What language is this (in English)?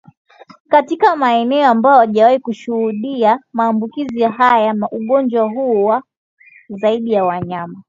Swahili